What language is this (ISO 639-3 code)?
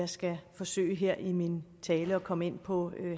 dan